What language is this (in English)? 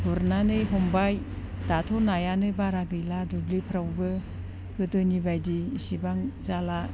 Bodo